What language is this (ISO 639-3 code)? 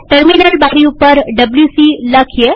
guj